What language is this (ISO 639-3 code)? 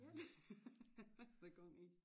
dan